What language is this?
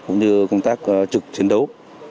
Vietnamese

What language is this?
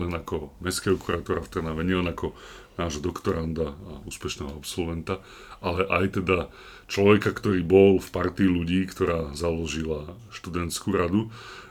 Slovak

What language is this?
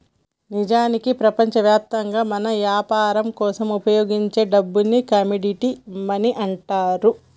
Telugu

